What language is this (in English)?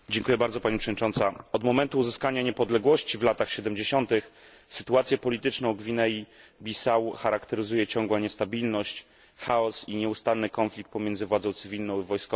Polish